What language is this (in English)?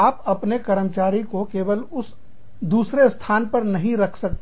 Hindi